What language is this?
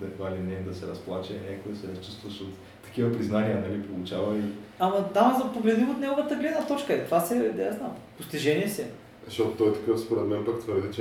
Bulgarian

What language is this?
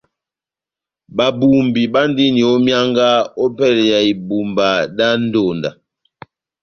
Batanga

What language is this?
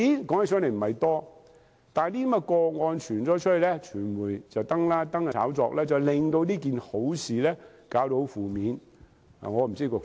Cantonese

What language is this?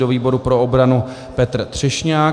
Czech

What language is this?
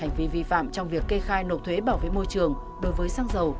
Vietnamese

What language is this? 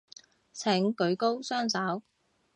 Cantonese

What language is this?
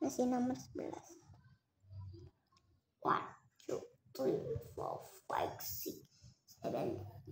Indonesian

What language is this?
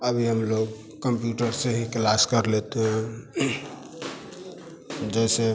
Hindi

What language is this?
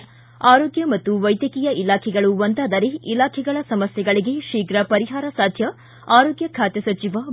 Kannada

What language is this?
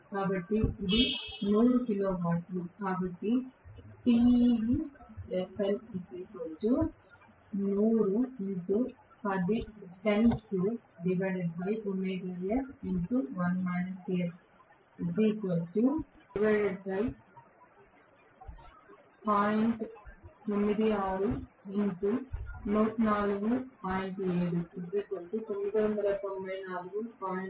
Telugu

